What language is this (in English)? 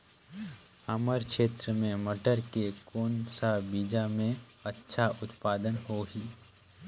Chhattisgarhi